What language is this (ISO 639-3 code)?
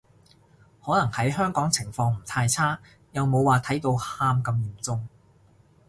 yue